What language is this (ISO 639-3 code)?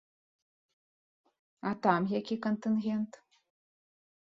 bel